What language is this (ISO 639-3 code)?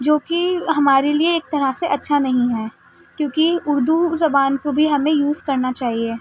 urd